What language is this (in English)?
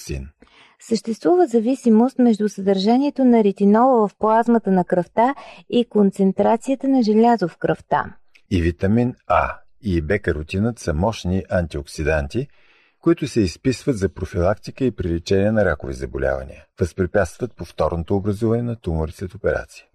Bulgarian